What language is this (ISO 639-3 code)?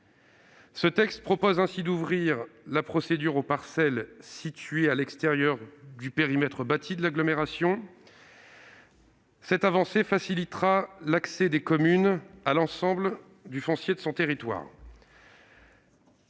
fra